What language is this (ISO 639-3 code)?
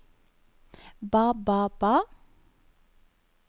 nor